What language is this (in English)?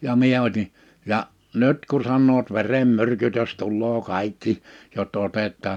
Finnish